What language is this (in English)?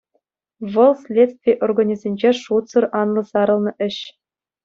Chuvash